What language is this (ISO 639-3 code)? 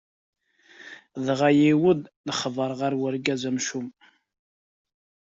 kab